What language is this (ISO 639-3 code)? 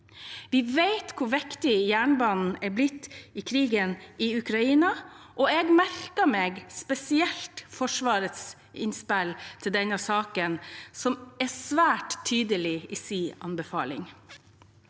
nor